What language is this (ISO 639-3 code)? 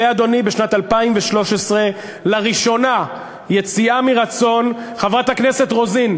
heb